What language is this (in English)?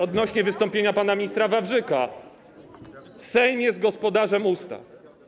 Polish